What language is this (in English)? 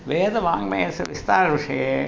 Sanskrit